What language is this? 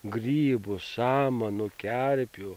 Lithuanian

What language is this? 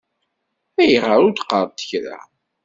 Kabyle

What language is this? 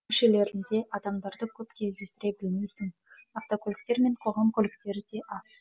Kazakh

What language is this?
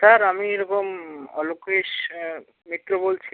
Bangla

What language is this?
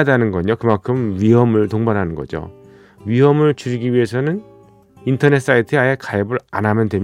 Korean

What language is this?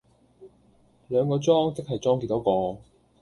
Cantonese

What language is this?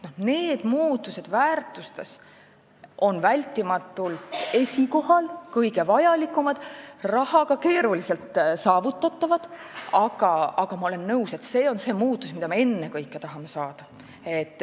Estonian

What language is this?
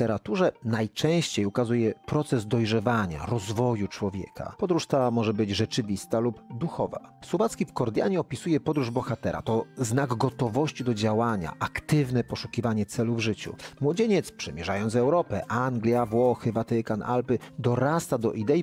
Polish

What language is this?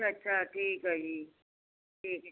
Punjabi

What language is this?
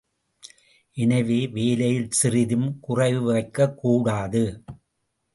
Tamil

